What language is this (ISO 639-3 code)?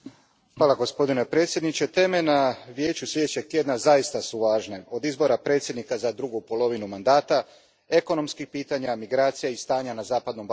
hrv